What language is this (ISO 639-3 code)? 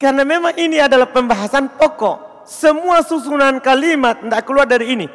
ind